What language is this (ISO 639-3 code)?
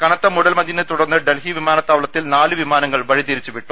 mal